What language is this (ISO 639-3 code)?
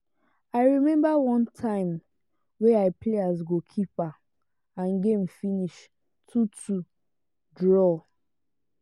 pcm